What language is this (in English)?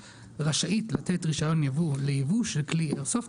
Hebrew